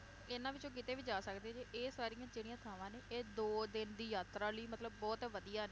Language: Punjabi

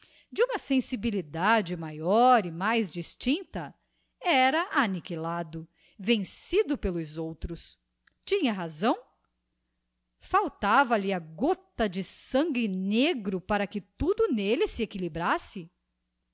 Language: Portuguese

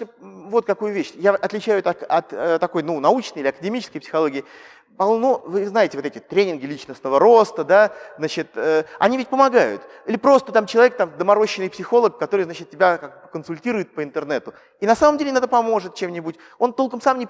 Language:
Russian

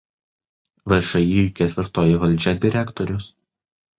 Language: Lithuanian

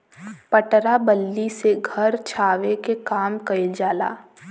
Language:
Bhojpuri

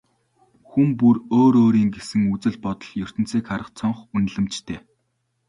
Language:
Mongolian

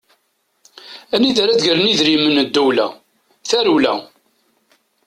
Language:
Kabyle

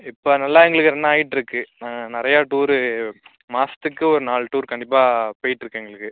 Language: Tamil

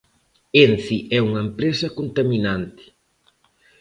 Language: Galician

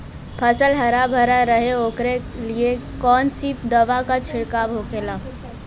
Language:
Bhojpuri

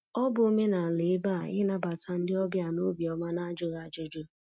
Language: Igbo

